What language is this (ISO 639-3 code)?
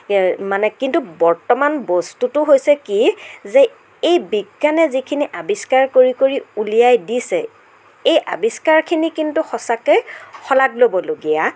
asm